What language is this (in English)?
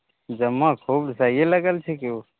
Maithili